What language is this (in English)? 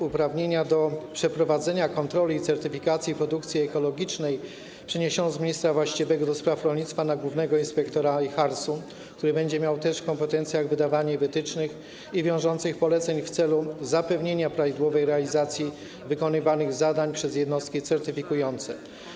Polish